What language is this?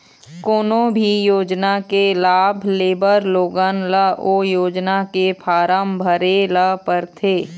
Chhattisgarhi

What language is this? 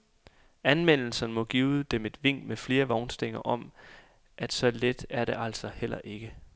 Danish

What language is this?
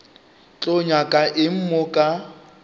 Northern Sotho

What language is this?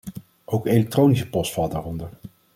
Dutch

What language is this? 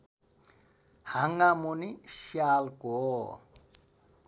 Nepali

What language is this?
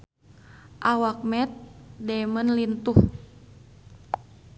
Sundanese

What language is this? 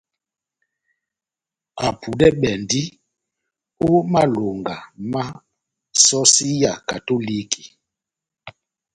Batanga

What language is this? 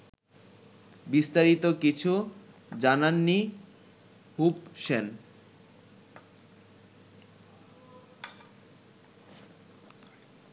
Bangla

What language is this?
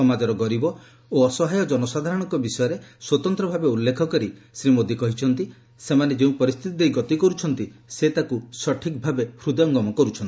Odia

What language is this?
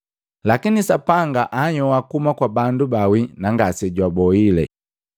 Matengo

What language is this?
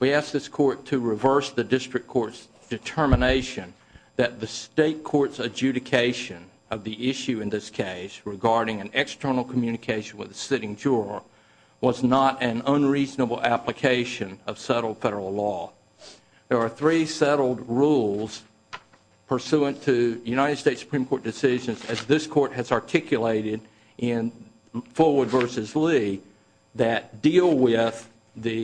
English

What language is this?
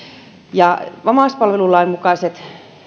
Finnish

